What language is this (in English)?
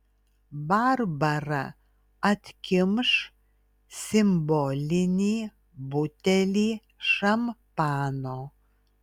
Lithuanian